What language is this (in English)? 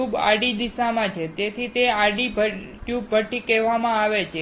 Gujarati